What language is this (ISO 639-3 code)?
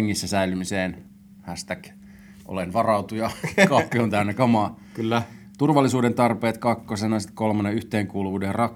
fin